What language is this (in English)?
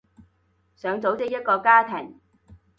Cantonese